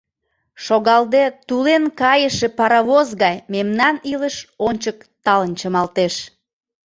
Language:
Mari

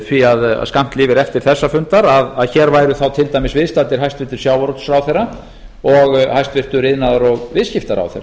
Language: Icelandic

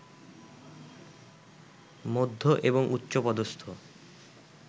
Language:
Bangla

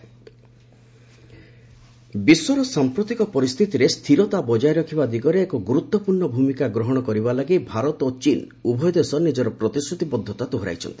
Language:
Odia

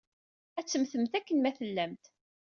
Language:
Kabyle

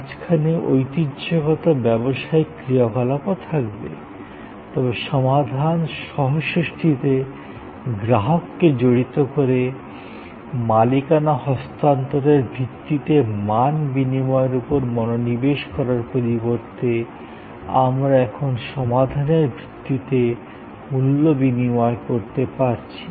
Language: Bangla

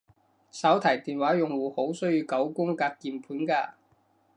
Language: Cantonese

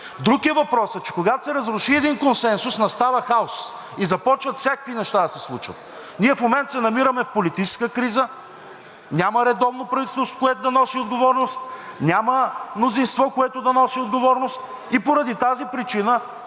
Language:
Bulgarian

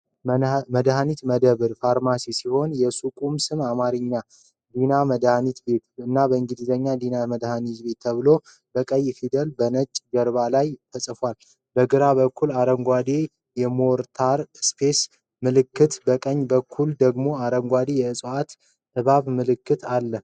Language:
Amharic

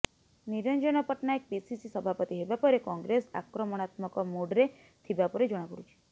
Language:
Odia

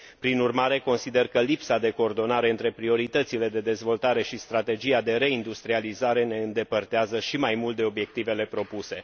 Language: Romanian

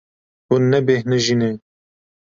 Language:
Kurdish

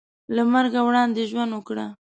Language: Pashto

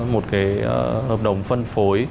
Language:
Vietnamese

